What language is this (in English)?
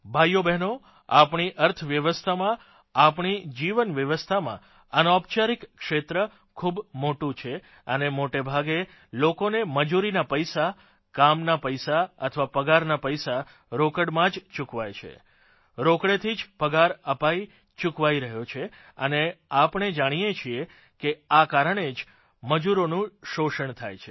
Gujarati